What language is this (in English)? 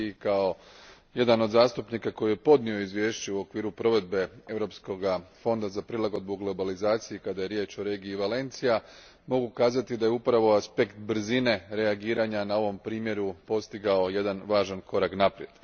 Croatian